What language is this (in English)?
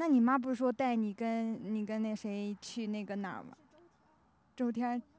Chinese